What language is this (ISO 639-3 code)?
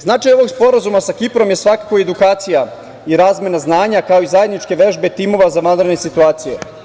srp